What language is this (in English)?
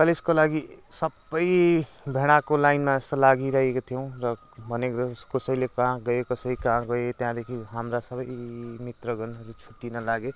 Nepali